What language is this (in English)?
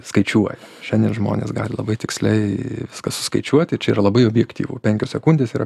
Lithuanian